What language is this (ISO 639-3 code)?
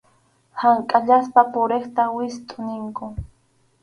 qxu